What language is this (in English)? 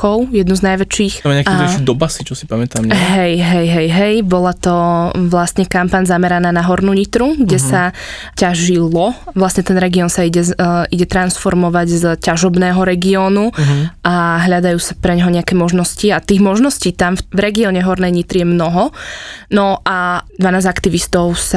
Slovak